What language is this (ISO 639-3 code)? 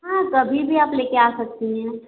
hin